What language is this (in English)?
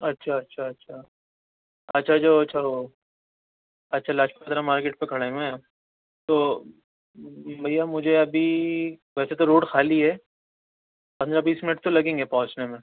Urdu